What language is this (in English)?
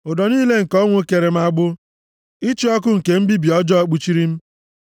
Igbo